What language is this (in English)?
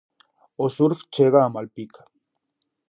Galician